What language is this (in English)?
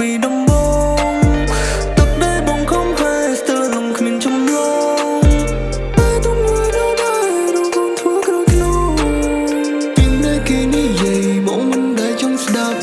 Khmer